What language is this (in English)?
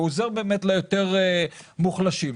Hebrew